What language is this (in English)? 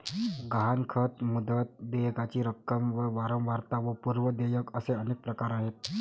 Marathi